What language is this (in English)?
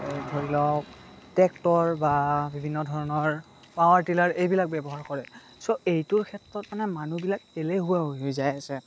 Assamese